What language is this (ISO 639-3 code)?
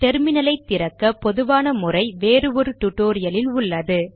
tam